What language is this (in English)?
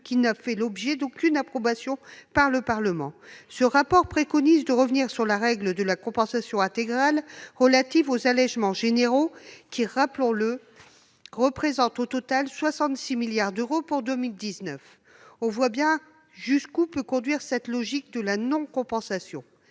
French